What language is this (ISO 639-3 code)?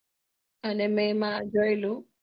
guj